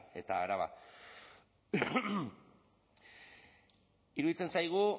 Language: Basque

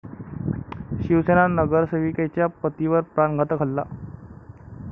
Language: Marathi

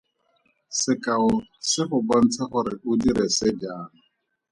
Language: Tswana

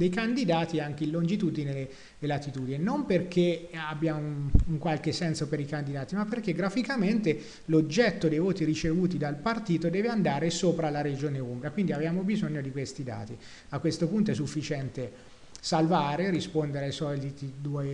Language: Italian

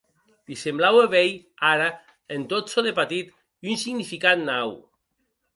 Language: Occitan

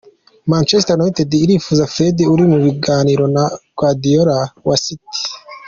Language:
Kinyarwanda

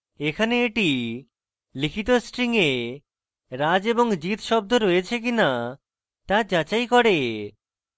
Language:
Bangla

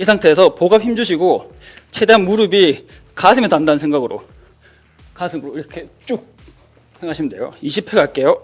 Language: Korean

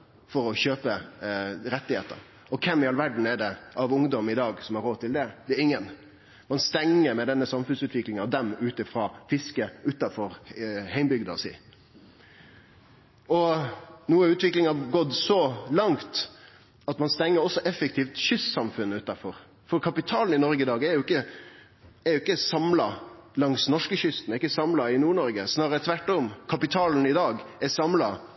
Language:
Norwegian Nynorsk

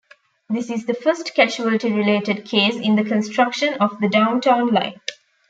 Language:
English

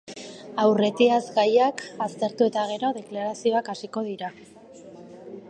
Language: Basque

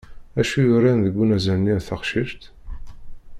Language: Kabyle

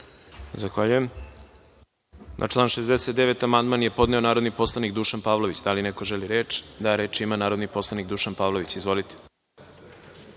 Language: Serbian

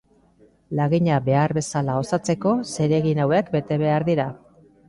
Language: Basque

